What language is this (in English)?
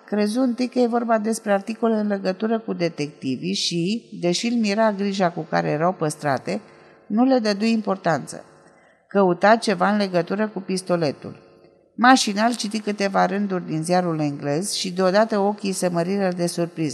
Romanian